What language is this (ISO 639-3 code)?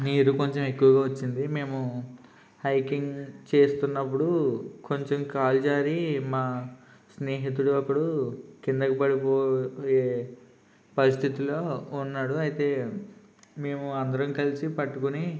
tel